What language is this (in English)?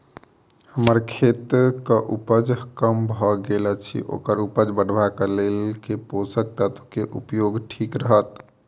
Maithili